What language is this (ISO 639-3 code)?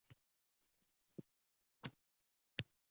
uzb